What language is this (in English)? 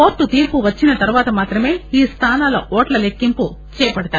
Telugu